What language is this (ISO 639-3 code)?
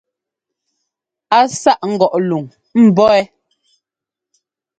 jgo